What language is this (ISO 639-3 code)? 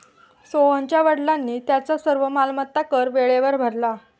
mar